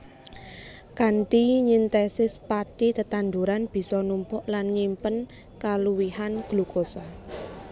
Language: Javanese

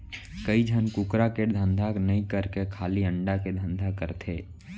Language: Chhattisgarhi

